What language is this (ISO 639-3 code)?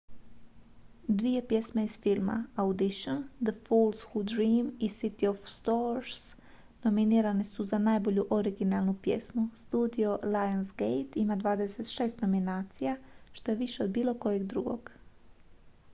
hrv